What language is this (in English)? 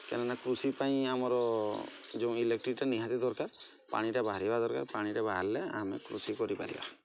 Odia